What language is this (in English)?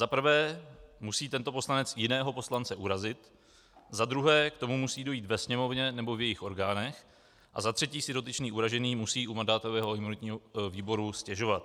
Czech